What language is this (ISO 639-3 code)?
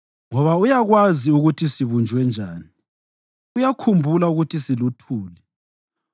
nde